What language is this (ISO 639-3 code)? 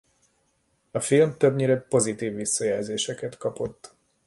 hun